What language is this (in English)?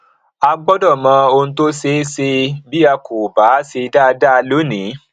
Yoruba